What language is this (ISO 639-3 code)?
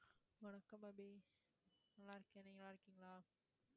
tam